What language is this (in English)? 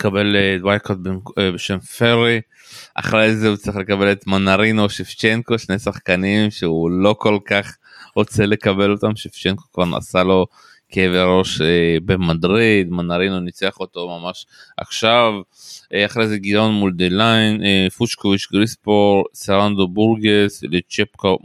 Hebrew